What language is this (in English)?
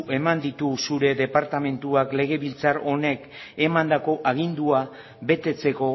Basque